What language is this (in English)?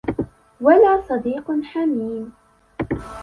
Arabic